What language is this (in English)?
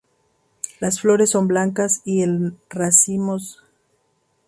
Spanish